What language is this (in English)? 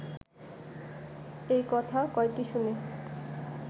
Bangla